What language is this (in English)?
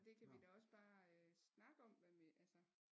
Danish